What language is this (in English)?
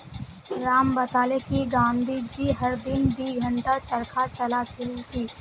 Magahi